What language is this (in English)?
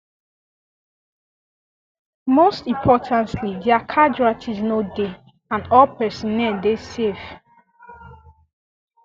Nigerian Pidgin